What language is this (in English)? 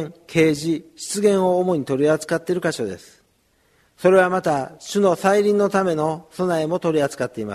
Japanese